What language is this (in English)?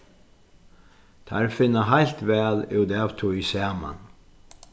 Faroese